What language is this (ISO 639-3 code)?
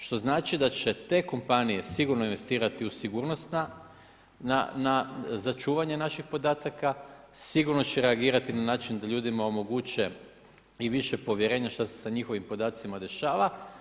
hrv